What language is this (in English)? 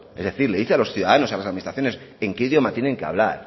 Spanish